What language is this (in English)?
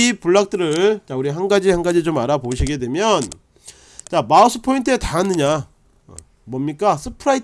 Korean